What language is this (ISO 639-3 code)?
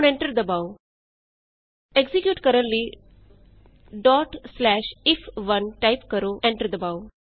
pan